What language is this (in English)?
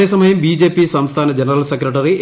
Malayalam